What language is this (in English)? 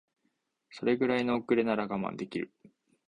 Japanese